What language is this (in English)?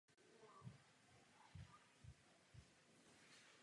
Czech